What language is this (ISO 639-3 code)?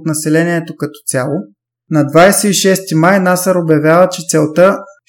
bul